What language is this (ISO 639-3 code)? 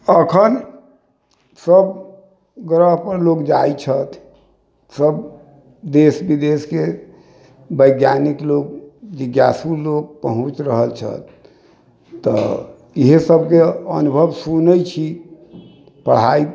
mai